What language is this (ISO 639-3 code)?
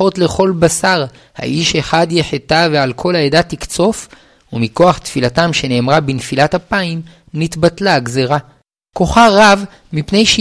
heb